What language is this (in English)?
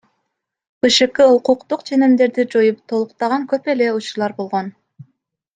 Kyrgyz